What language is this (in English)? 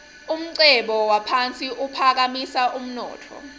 Swati